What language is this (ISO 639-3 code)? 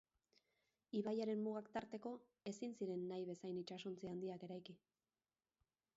eus